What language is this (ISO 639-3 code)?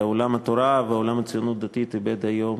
heb